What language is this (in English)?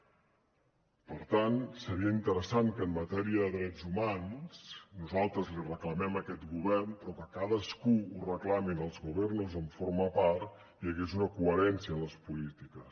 Catalan